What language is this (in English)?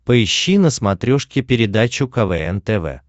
Russian